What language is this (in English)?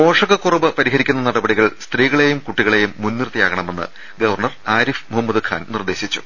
Malayalam